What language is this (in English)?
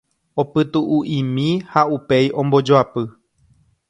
Guarani